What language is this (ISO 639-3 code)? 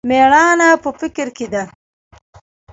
pus